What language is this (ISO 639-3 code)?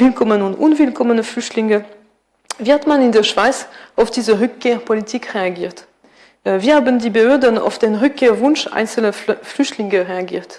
deu